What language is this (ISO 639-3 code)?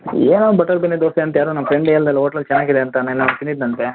kan